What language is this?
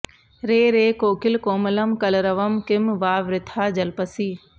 Sanskrit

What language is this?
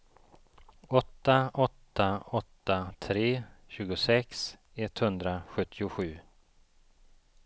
Swedish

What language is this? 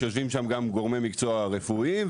Hebrew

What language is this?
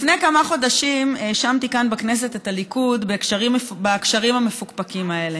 Hebrew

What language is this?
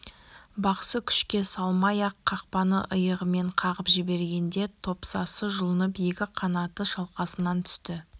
Kazakh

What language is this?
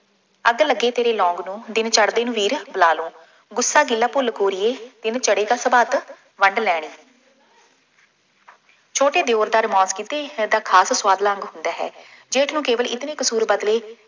Punjabi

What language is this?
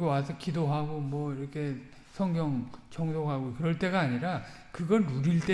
Korean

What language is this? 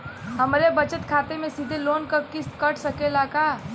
Bhojpuri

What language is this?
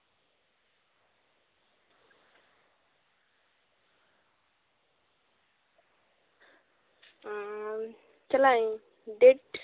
Santali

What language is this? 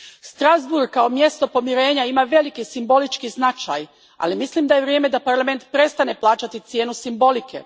Croatian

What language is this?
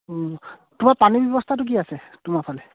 Assamese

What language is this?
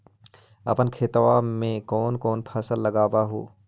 Magahi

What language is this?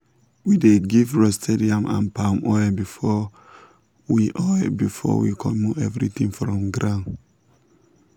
Nigerian Pidgin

